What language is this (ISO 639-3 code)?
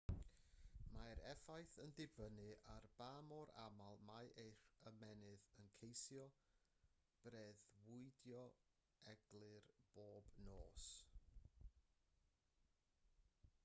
cym